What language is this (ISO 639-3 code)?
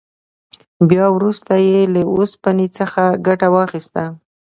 pus